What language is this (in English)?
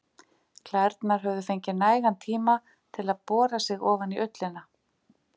Icelandic